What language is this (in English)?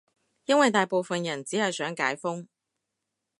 Cantonese